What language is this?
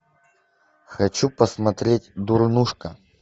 Russian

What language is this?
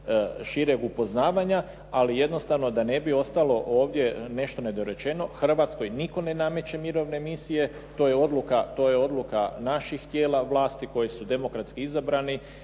Croatian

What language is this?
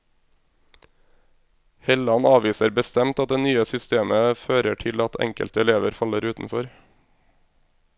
Norwegian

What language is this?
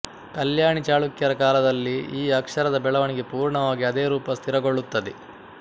Kannada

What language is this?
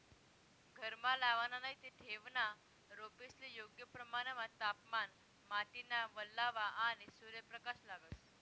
Marathi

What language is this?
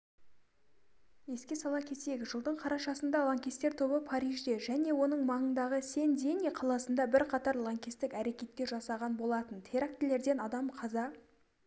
Kazakh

